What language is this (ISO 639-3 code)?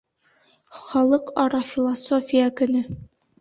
bak